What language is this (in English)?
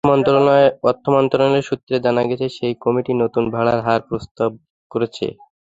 Bangla